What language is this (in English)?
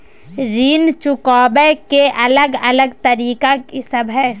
Maithili